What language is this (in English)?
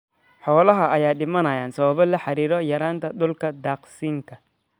Somali